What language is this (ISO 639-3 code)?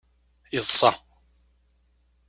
kab